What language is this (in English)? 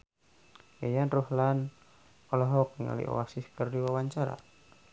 Sundanese